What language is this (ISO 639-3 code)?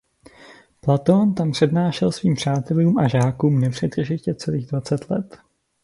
ces